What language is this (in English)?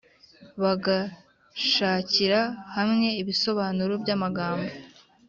Kinyarwanda